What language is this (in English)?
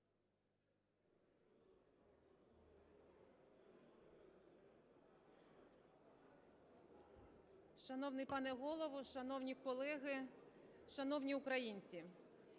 Ukrainian